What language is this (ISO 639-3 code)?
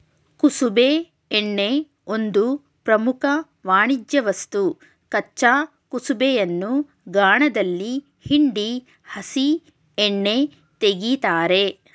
kan